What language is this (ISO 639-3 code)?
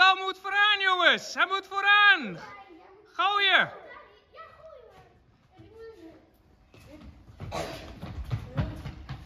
nld